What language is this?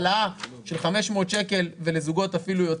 Hebrew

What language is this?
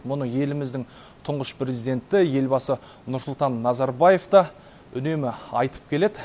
Kazakh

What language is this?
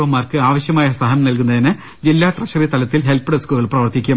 Malayalam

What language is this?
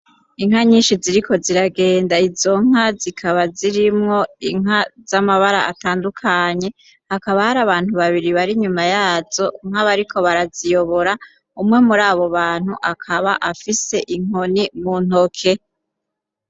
Rundi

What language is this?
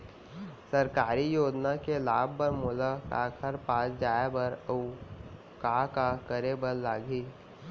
Chhattisgarhi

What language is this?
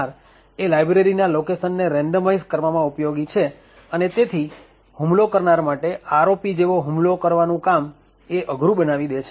Gujarati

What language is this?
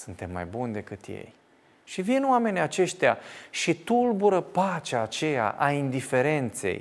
Romanian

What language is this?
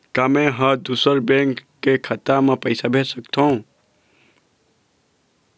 Chhattisgarhi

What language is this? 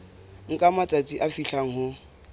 Southern Sotho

